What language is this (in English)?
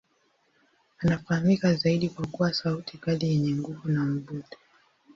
Swahili